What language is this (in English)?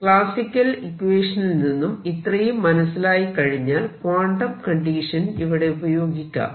Malayalam